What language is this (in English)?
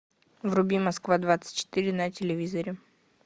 Russian